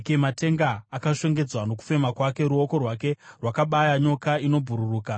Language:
Shona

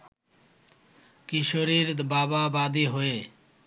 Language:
Bangla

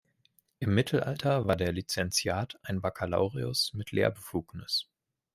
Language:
German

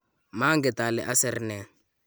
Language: Kalenjin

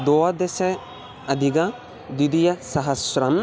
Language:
Sanskrit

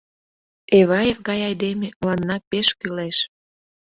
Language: Mari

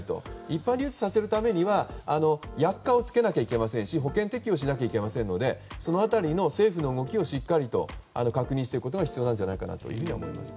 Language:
Japanese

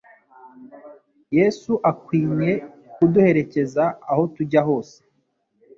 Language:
Kinyarwanda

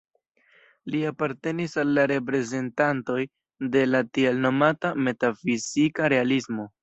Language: Esperanto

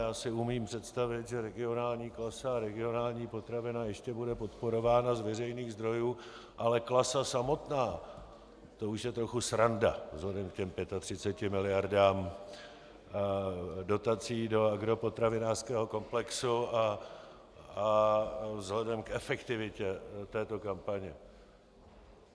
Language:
Czech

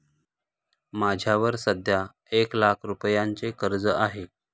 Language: Marathi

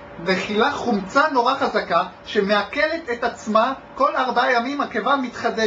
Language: Hebrew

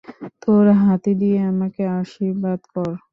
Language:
Bangla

